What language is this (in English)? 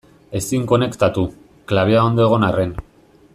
Basque